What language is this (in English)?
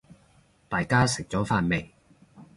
Cantonese